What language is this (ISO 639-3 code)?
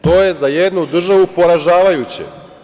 srp